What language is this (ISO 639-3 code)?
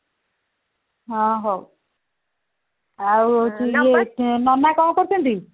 ori